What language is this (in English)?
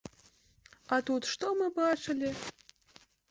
Belarusian